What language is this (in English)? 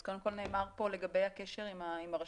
Hebrew